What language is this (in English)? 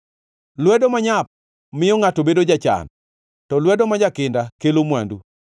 Luo (Kenya and Tanzania)